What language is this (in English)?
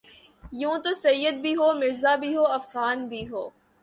Urdu